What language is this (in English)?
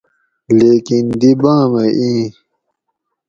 Gawri